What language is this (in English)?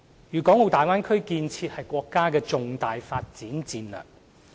Cantonese